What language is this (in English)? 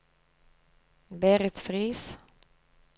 Norwegian